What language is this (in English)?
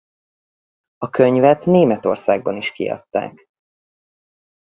Hungarian